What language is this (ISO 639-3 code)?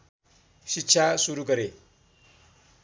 nep